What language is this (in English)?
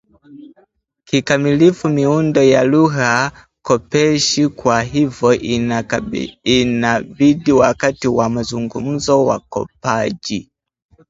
Swahili